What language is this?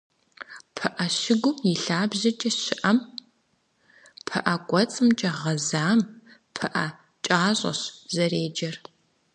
Kabardian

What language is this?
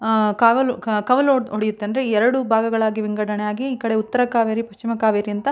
Kannada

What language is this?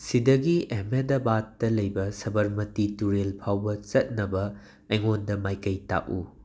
Manipuri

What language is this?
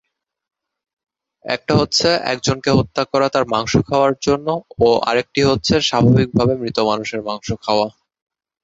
Bangla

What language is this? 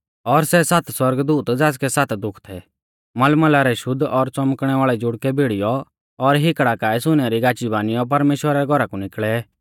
Mahasu Pahari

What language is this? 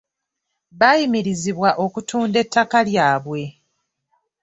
Ganda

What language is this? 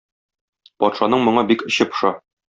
Tatar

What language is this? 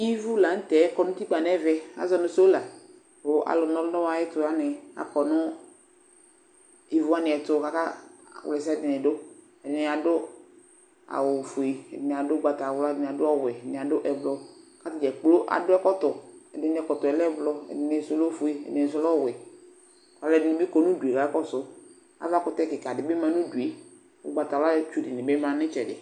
Ikposo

